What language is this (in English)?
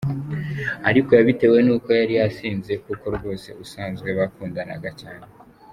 Kinyarwanda